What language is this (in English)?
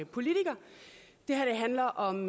Danish